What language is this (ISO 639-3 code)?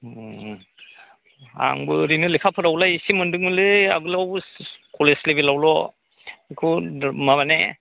brx